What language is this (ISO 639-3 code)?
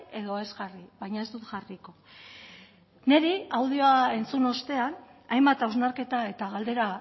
eus